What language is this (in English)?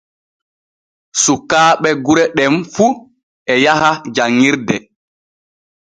Borgu Fulfulde